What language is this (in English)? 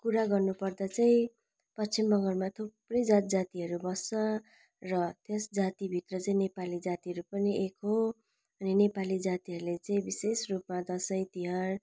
Nepali